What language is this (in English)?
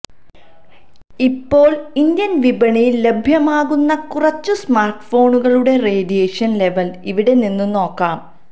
Malayalam